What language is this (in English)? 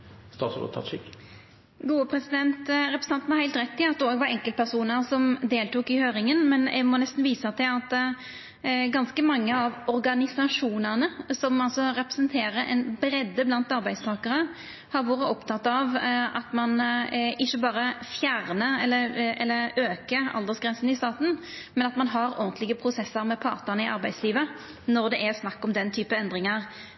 Norwegian Nynorsk